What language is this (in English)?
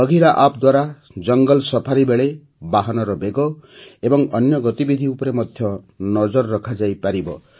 Odia